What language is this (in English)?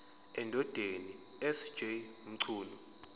Zulu